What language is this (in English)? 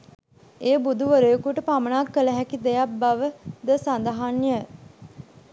Sinhala